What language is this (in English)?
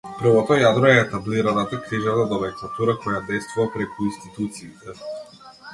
Macedonian